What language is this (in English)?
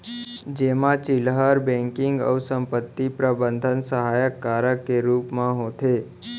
Chhattisgarhi